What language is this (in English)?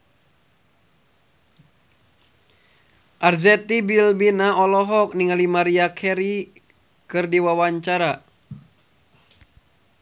Sundanese